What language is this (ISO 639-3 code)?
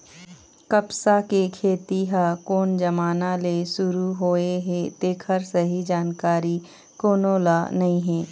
hne